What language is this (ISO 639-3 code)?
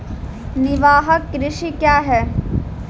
mai